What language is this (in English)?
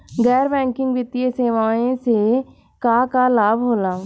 Bhojpuri